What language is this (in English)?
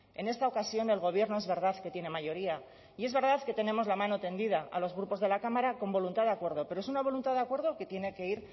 Spanish